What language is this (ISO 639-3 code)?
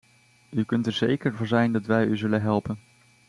nld